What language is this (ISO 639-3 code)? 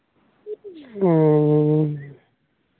sat